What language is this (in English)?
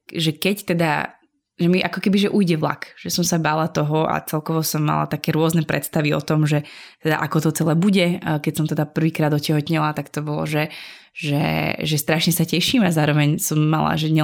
Slovak